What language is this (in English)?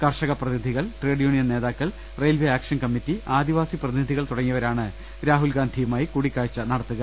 Malayalam